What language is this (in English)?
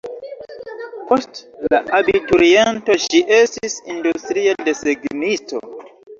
Esperanto